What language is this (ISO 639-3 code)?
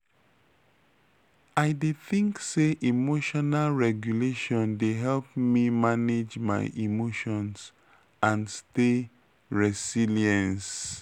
pcm